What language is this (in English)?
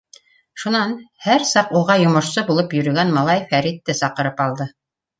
Bashkir